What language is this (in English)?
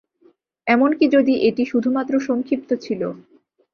Bangla